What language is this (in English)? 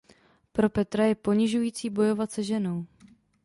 Czech